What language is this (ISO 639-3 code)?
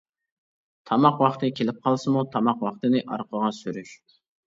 uig